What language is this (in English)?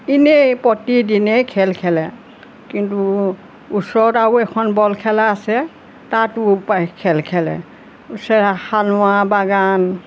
Assamese